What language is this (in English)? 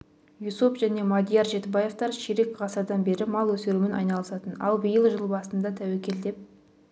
Kazakh